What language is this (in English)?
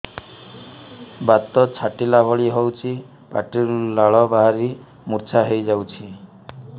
Odia